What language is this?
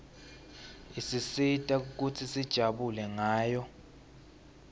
Swati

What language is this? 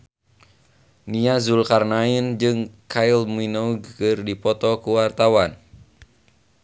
Sundanese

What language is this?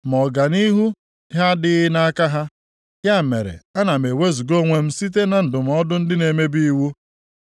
Igbo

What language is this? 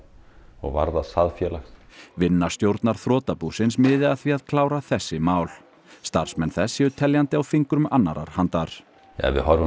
Icelandic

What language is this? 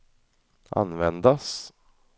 Swedish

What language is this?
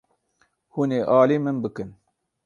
Kurdish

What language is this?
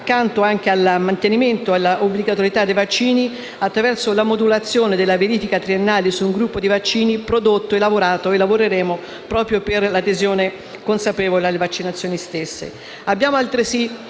Italian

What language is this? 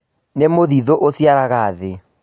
Kikuyu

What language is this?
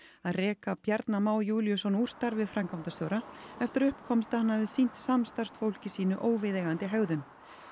Icelandic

